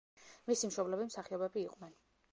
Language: Georgian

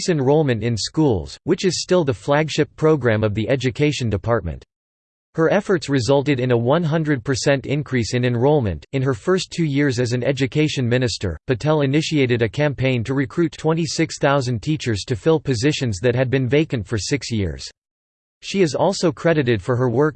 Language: English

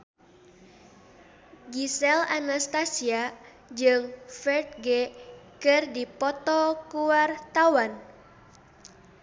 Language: Sundanese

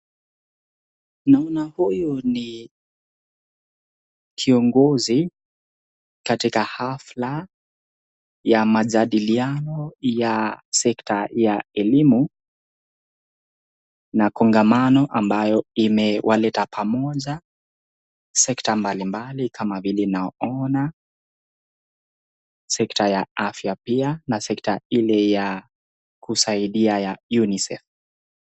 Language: Swahili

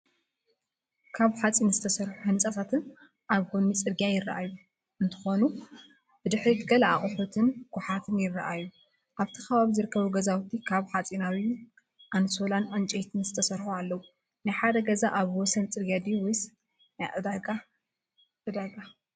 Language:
Tigrinya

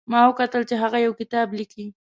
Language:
Pashto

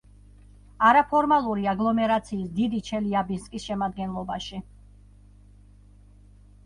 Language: Georgian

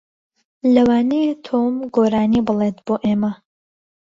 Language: Central Kurdish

